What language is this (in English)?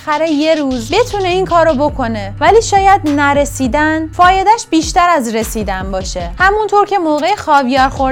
Persian